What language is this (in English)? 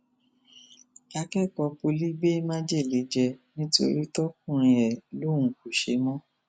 Yoruba